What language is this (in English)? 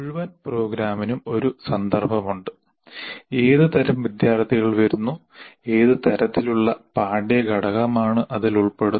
Malayalam